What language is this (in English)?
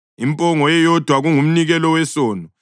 North Ndebele